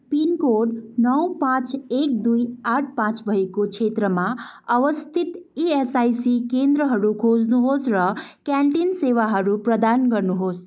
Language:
Nepali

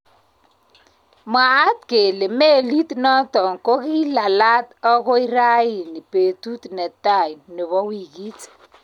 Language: Kalenjin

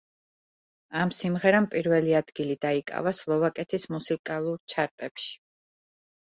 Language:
Georgian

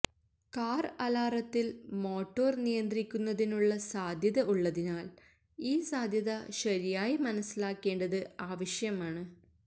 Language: Malayalam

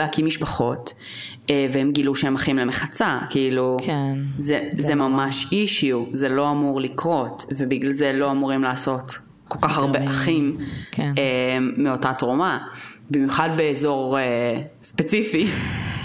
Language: Hebrew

